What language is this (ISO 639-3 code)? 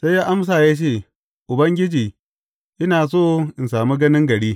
hau